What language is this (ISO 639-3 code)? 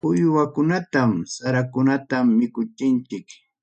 quy